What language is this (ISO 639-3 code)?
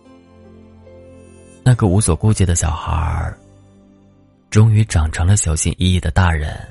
zho